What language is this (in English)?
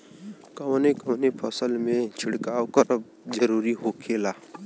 Bhojpuri